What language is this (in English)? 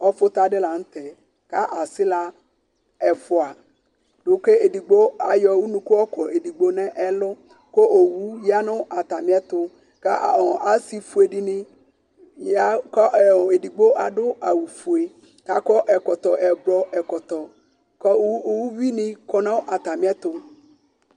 Ikposo